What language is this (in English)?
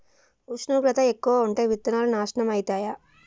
Telugu